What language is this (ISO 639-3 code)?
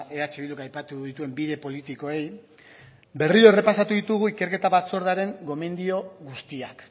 eus